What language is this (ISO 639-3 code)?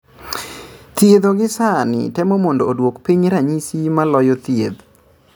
luo